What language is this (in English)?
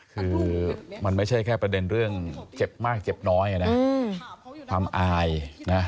Thai